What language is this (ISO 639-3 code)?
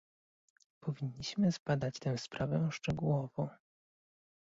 pol